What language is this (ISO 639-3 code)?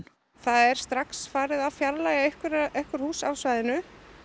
isl